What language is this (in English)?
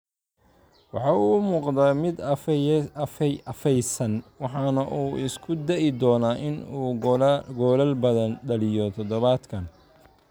Somali